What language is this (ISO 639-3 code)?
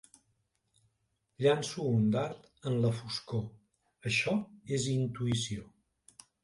cat